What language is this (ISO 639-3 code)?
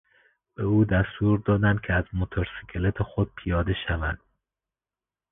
fas